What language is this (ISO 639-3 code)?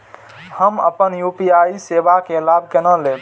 mai